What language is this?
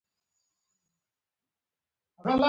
Pashto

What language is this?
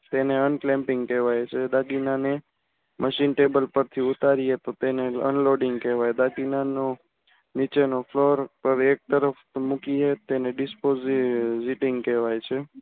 Gujarati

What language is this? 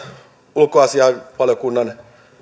Finnish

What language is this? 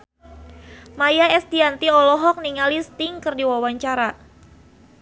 Sundanese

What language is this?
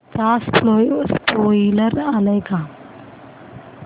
Marathi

